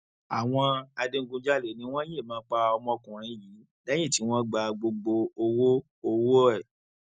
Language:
Yoruba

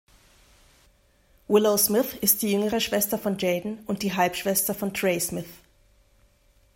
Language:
German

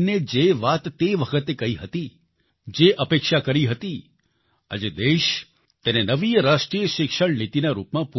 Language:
Gujarati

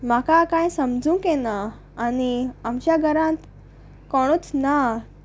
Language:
Konkani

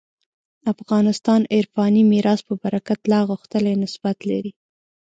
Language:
Pashto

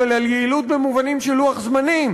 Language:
Hebrew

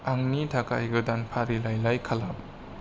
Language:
Bodo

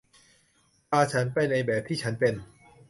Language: Thai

